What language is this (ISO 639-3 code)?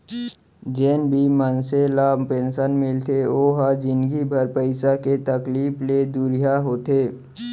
hne